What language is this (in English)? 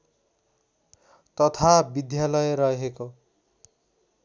Nepali